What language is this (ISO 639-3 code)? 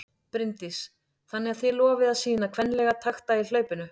isl